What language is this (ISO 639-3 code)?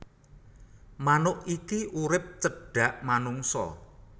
jav